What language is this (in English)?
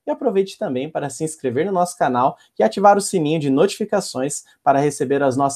Portuguese